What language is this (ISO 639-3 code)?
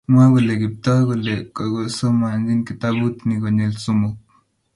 kln